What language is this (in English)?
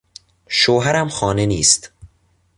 Persian